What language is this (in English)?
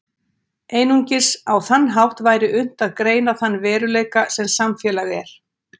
Icelandic